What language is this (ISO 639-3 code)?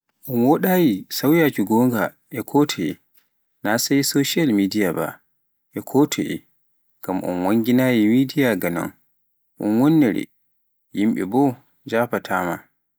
fuf